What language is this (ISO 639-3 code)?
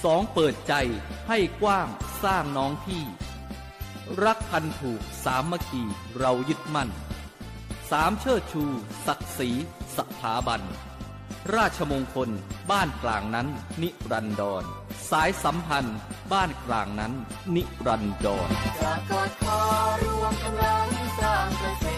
tha